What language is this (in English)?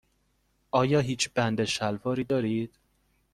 Persian